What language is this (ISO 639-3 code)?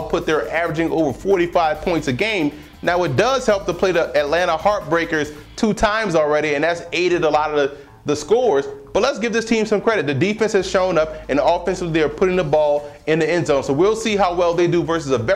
eng